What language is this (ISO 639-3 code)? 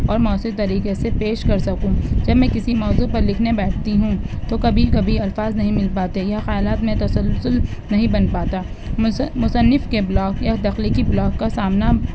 urd